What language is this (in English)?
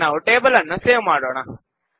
Kannada